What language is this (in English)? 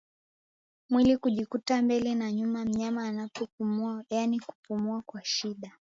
Swahili